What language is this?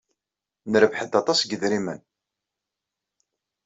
Kabyle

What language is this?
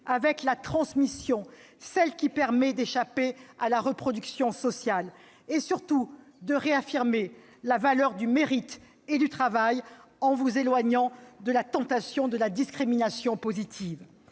French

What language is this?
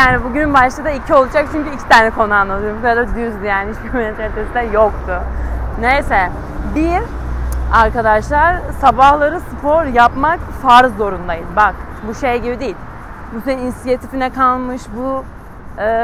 Turkish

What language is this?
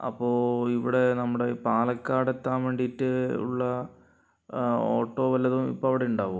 Malayalam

